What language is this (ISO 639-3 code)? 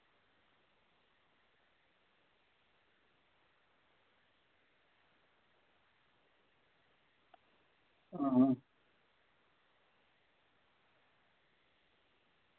doi